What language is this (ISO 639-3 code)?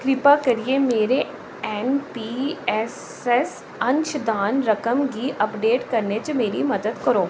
doi